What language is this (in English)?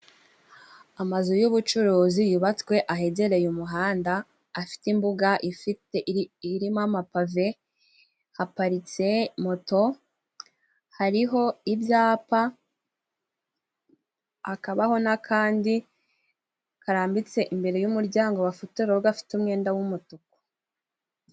Kinyarwanda